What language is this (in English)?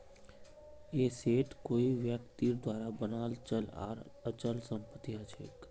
Magahi